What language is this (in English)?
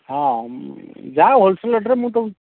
Odia